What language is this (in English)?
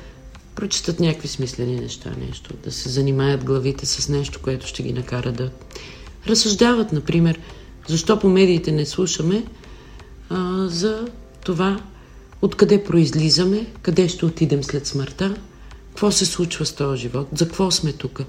Bulgarian